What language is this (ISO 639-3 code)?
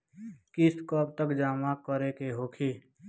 bho